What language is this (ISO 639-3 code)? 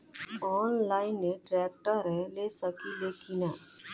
bho